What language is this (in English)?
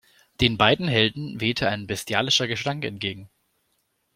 German